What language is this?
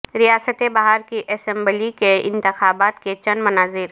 Urdu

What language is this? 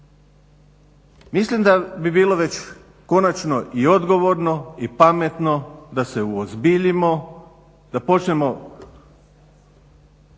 Croatian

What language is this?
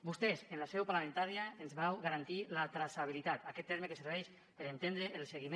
Catalan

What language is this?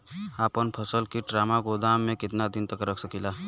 Bhojpuri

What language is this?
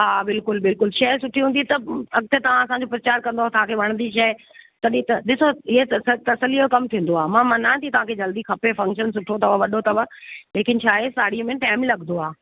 Sindhi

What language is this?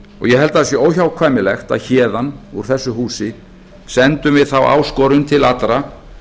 Icelandic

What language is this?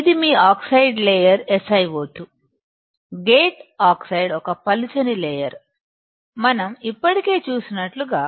Telugu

